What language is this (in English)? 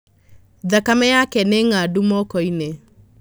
Kikuyu